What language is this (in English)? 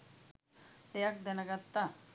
Sinhala